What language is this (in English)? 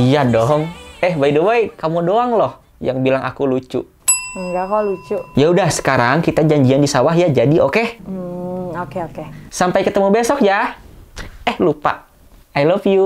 Indonesian